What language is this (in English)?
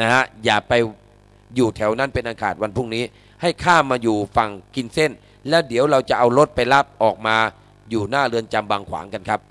Thai